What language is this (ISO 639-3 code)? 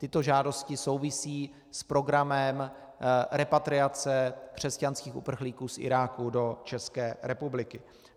ces